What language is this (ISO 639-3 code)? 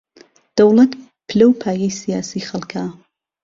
ckb